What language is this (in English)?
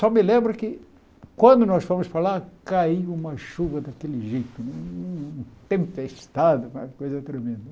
Portuguese